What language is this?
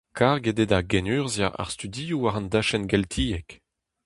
Breton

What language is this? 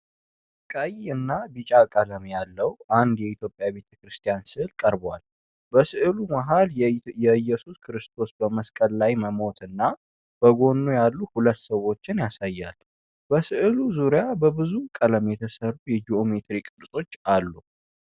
Amharic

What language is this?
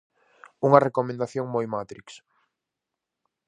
Galician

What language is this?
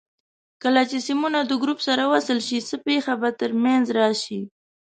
Pashto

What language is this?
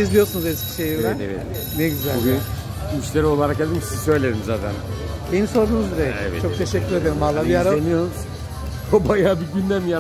Turkish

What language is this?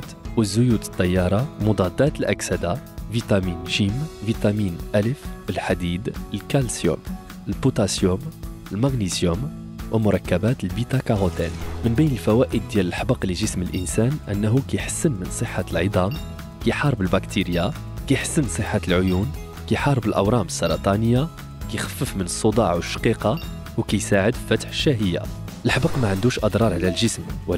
Arabic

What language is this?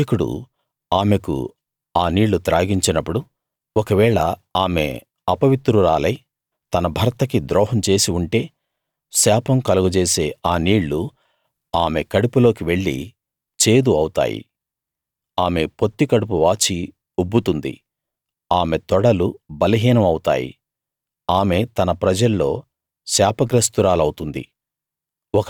Telugu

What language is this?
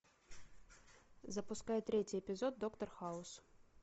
Russian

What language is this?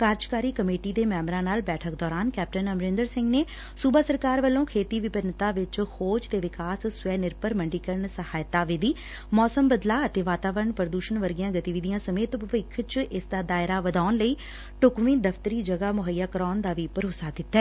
Punjabi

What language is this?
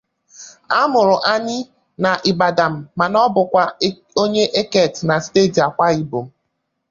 Igbo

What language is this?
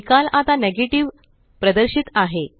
Marathi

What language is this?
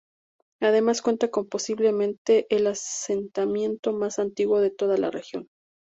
Spanish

